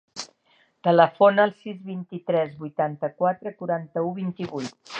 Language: Catalan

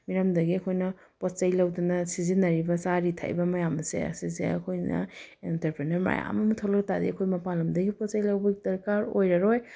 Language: Manipuri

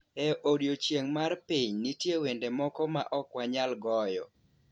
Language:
Luo (Kenya and Tanzania)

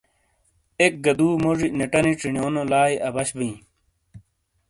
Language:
Shina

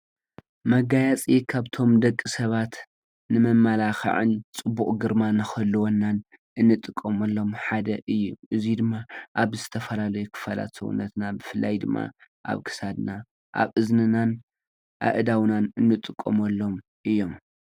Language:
Tigrinya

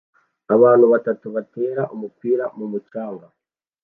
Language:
Kinyarwanda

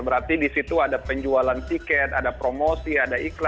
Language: Indonesian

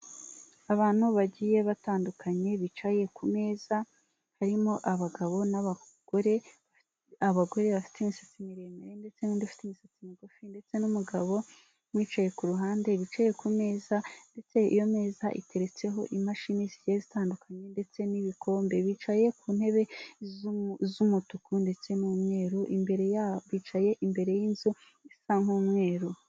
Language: Kinyarwanda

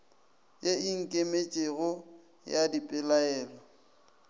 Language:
Northern Sotho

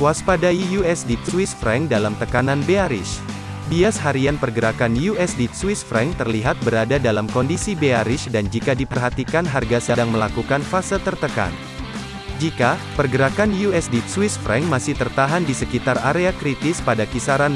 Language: Indonesian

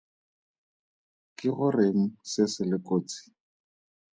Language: Tswana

